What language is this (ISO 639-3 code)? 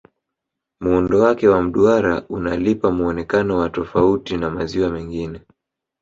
swa